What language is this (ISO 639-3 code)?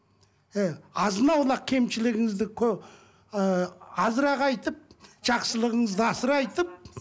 kaz